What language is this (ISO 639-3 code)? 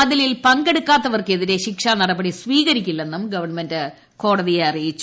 mal